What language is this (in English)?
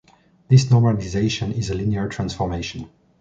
English